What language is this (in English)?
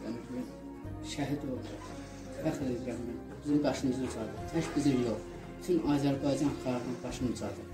Turkish